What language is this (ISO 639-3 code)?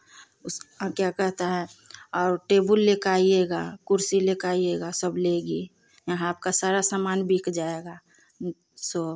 hin